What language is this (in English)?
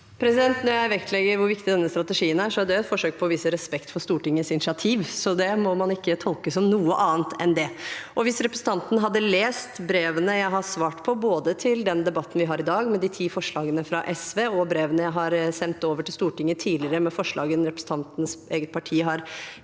Norwegian